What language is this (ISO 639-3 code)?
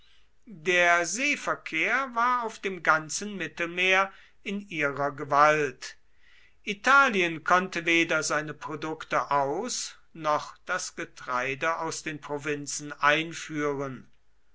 deu